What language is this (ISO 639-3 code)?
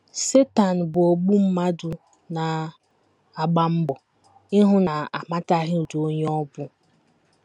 ibo